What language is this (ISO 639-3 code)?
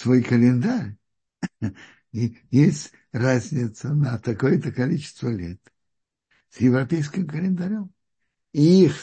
rus